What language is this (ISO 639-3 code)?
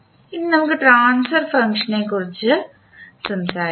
mal